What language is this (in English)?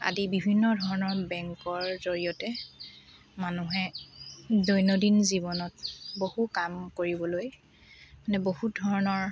Assamese